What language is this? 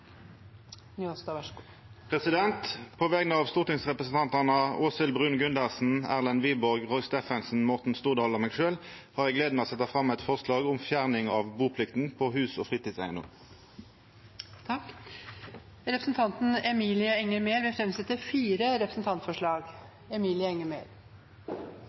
Norwegian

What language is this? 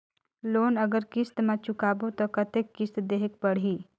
Chhattisgarhi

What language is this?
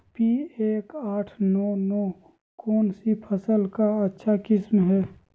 Magahi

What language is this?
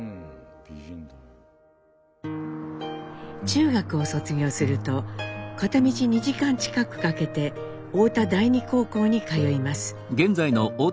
Japanese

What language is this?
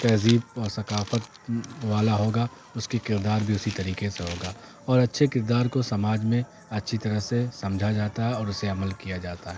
Urdu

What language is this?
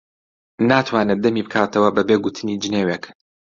Central Kurdish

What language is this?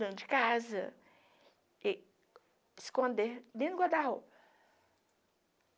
Portuguese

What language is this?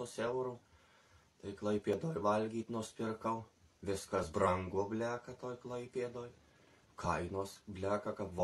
Lithuanian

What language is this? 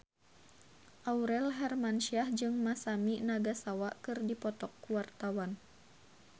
Sundanese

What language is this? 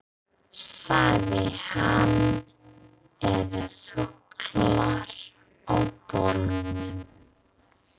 Icelandic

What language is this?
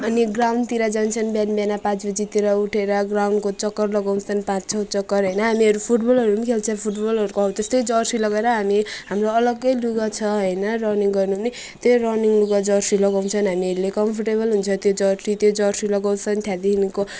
Nepali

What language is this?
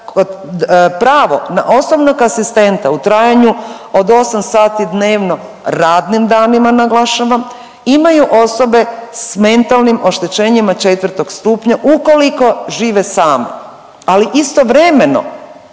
Croatian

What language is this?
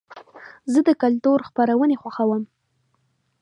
Pashto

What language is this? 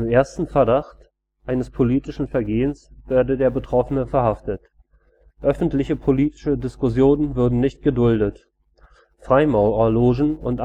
German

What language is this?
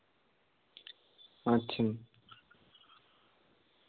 Santali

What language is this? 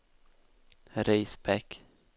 Swedish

